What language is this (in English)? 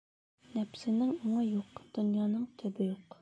Bashkir